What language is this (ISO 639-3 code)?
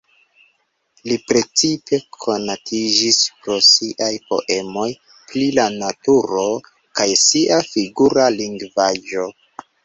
epo